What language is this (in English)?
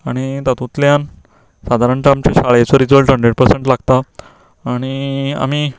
Konkani